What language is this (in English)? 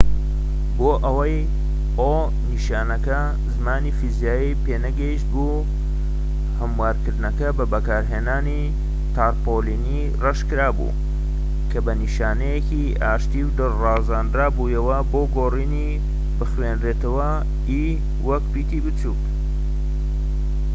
Central Kurdish